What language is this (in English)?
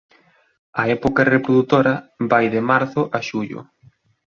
Galician